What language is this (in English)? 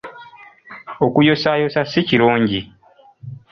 Ganda